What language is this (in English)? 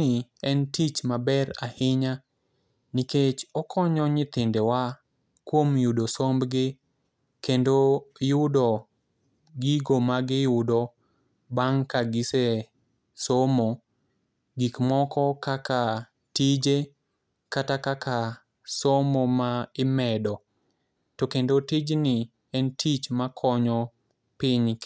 Luo (Kenya and Tanzania)